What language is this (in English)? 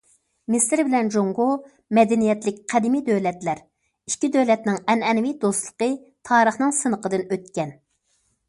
Uyghur